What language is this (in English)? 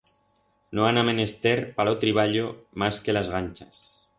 Aragonese